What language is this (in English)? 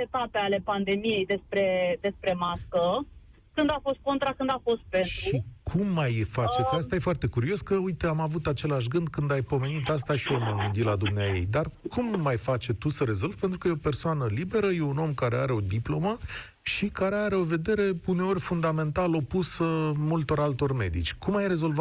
Romanian